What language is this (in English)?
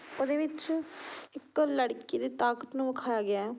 Punjabi